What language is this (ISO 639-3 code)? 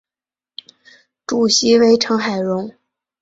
zho